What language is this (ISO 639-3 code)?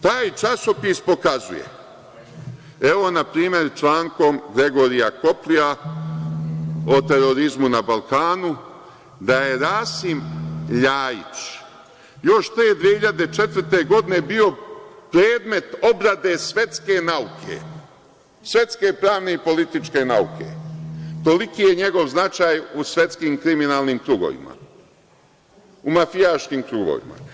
srp